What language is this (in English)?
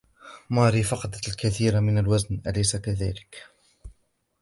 Arabic